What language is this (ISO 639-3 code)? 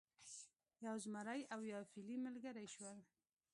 pus